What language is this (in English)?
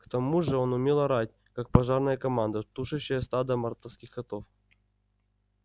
Russian